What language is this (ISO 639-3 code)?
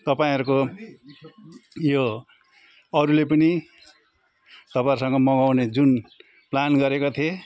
nep